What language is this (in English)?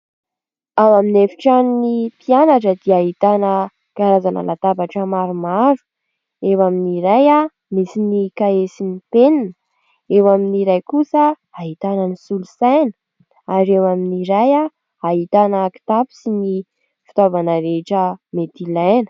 Malagasy